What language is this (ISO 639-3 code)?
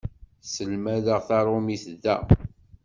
kab